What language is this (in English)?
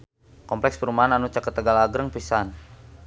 Sundanese